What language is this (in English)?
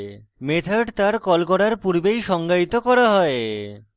Bangla